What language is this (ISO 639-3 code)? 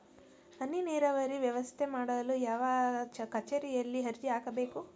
kan